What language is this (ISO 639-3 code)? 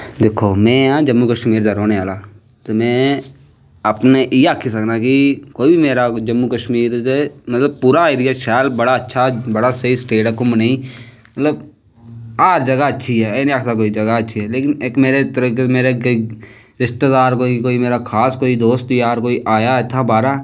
doi